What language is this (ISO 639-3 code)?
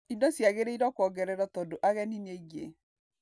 kik